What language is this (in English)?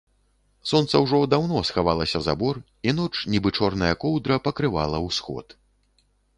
Belarusian